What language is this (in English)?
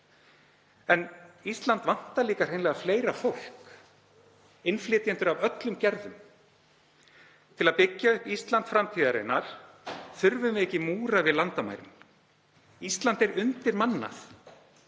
Icelandic